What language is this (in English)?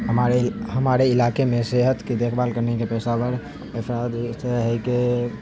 Urdu